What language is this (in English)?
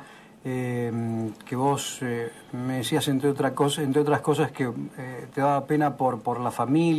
Spanish